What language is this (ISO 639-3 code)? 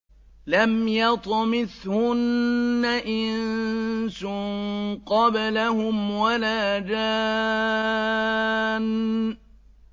ara